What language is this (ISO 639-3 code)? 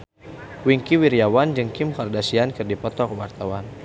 sun